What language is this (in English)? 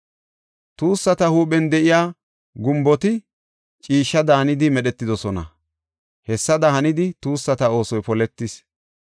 Gofa